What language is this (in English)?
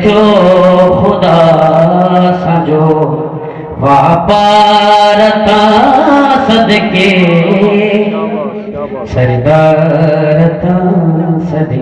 Urdu